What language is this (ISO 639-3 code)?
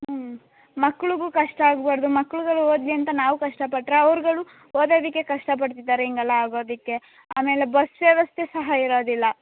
kan